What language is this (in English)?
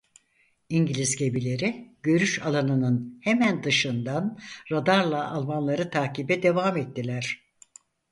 Turkish